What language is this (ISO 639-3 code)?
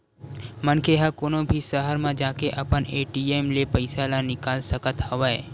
hne